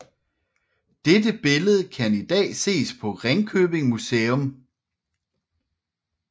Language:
Danish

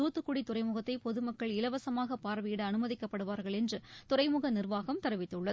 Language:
Tamil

